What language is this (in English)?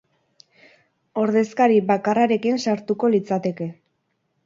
Basque